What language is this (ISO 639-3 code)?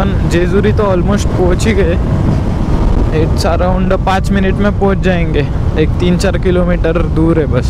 hin